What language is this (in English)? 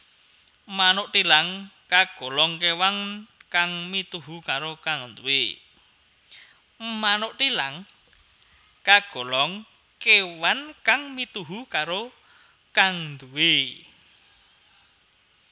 Javanese